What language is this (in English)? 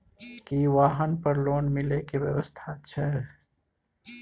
Maithili